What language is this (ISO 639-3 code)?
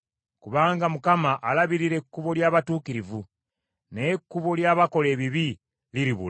lug